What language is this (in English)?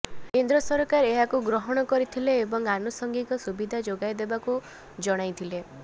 Odia